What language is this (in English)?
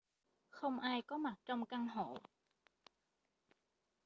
Vietnamese